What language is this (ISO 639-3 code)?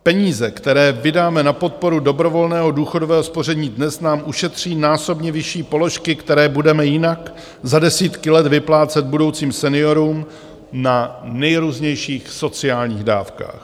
ces